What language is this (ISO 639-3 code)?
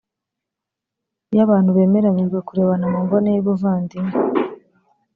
kin